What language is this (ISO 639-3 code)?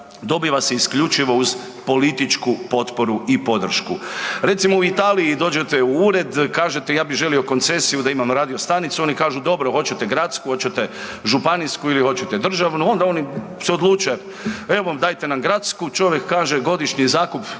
hrv